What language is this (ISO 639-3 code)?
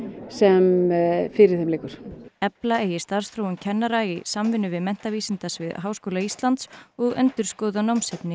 isl